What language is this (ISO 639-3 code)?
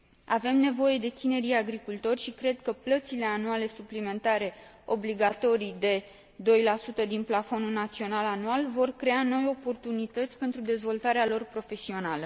ron